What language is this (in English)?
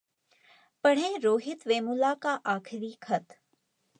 Hindi